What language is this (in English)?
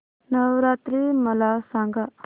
Marathi